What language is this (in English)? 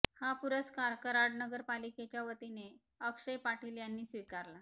Marathi